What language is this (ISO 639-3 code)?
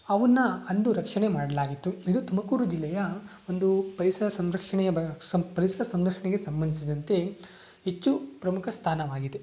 kan